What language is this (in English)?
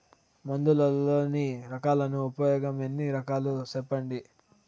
Telugu